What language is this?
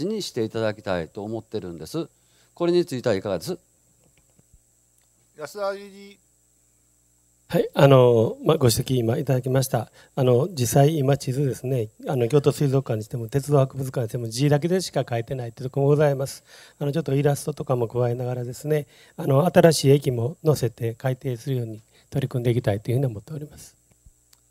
Japanese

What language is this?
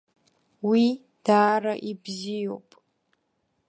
Abkhazian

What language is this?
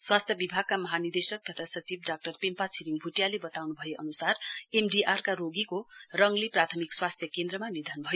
Nepali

